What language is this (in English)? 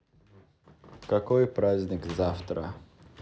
Russian